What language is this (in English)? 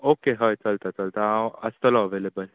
Konkani